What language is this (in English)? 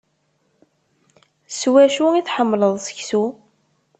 Kabyle